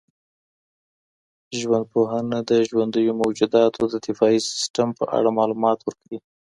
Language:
Pashto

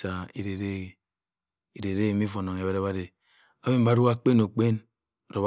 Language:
Cross River Mbembe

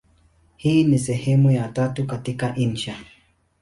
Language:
Swahili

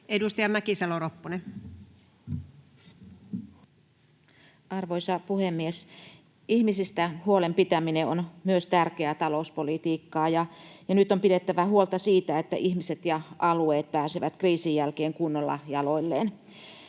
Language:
Finnish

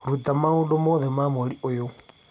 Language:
Kikuyu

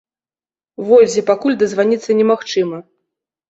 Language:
Belarusian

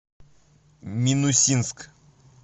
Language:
Russian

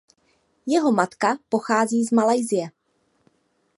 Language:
Czech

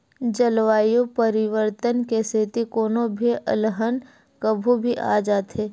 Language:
Chhattisgarhi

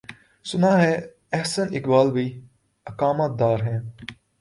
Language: Urdu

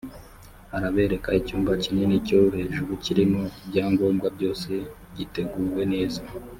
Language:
Kinyarwanda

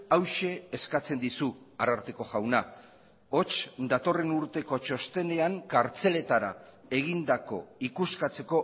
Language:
Basque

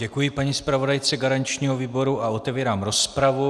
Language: Czech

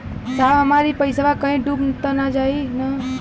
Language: Bhojpuri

